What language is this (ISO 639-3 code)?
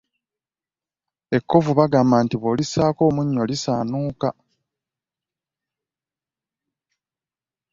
lug